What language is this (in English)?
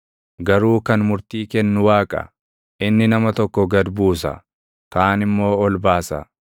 Oromo